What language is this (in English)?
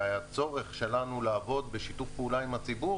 Hebrew